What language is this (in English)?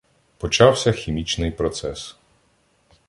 Ukrainian